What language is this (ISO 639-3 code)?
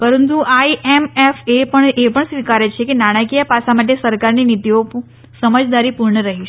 guj